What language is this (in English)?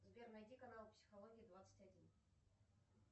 Russian